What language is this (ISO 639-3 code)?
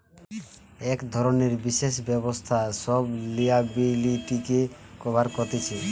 ben